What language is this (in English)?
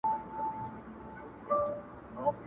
Pashto